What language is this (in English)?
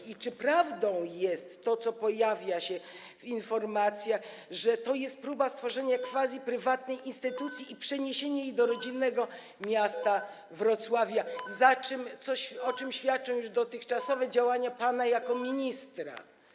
Polish